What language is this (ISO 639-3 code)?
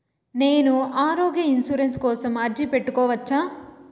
tel